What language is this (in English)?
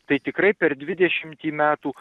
Lithuanian